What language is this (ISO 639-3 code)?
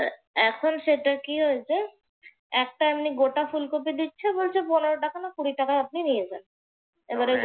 ben